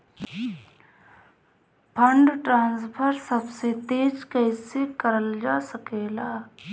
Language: Bhojpuri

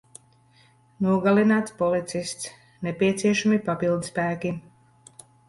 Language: Latvian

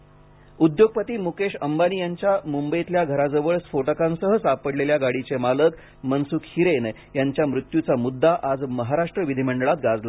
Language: Marathi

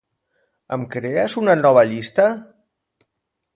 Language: Catalan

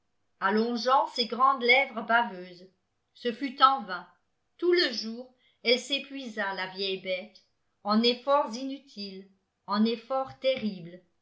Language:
French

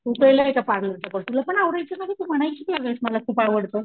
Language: Marathi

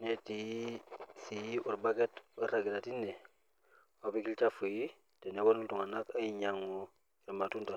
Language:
Masai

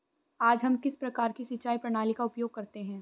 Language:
Hindi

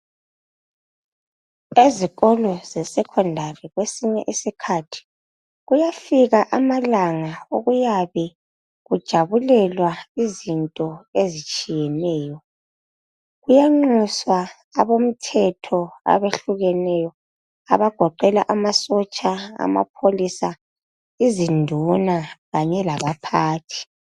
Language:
North Ndebele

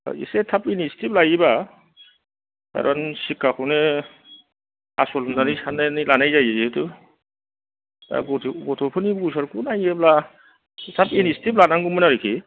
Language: Bodo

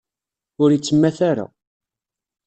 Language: Kabyle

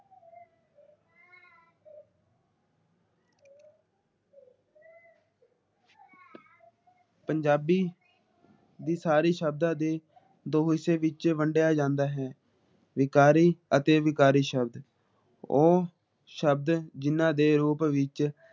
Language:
Punjabi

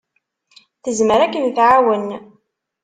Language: Kabyle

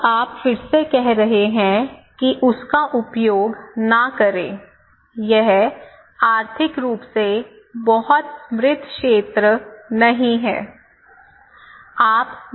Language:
Hindi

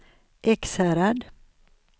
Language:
Swedish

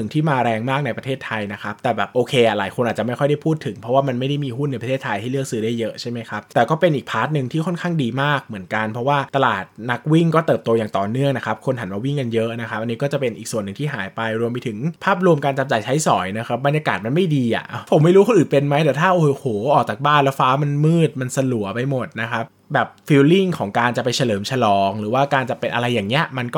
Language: Thai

